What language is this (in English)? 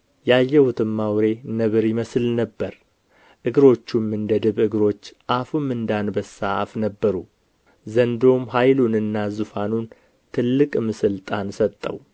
Amharic